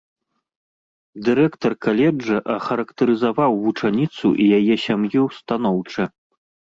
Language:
Belarusian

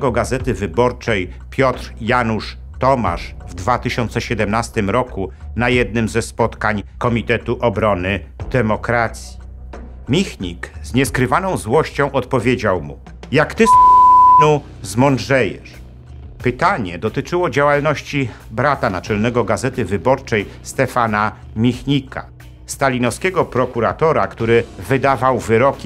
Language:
Polish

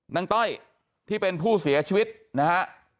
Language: Thai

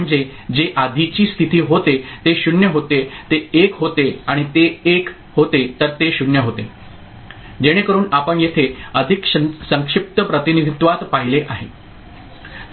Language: Marathi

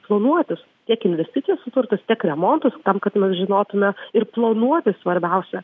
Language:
Lithuanian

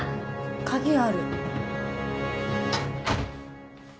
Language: Japanese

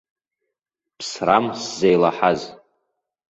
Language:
Abkhazian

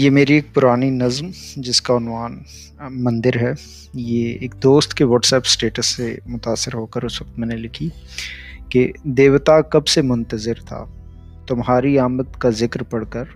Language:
Urdu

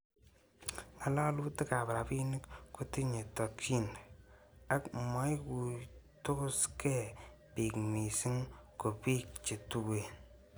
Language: Kalenjin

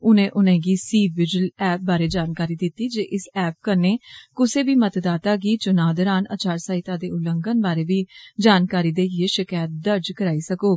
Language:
Dogri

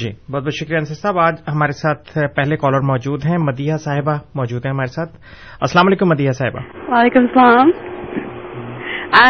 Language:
Urdu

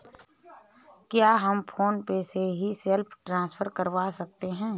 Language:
Hindi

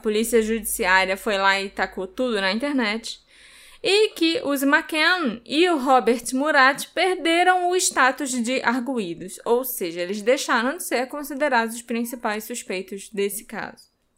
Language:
Portuguese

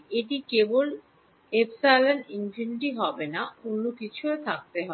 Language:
Bangla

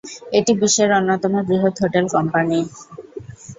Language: Bangla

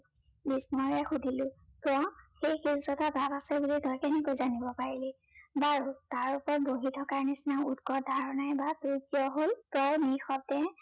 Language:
Assamese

